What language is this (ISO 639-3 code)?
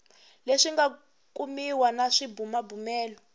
tso